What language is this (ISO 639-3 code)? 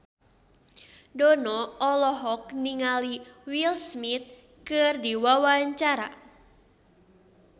sun